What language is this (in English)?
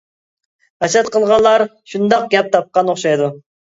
Uyghur